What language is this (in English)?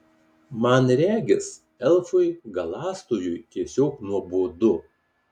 Lithuanian